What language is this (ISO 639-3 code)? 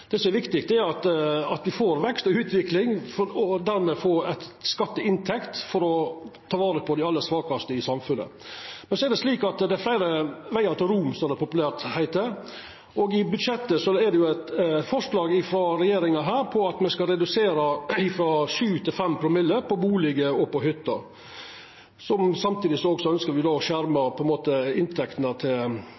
nno